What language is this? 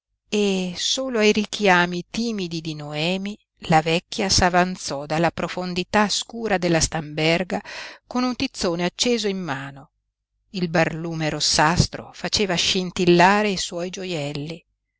Italian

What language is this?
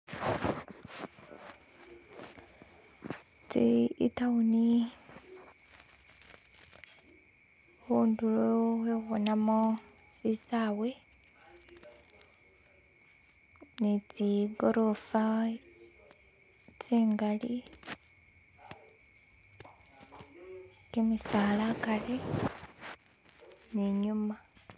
Masaaba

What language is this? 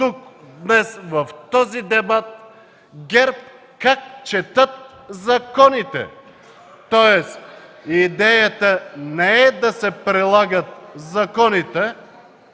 Bulgarian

